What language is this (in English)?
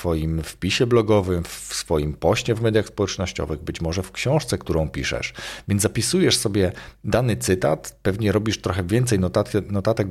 Polish